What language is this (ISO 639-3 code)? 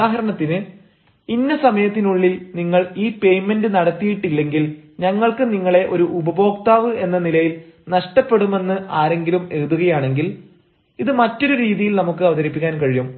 mal